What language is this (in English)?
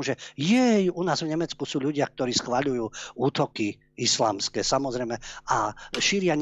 Slovak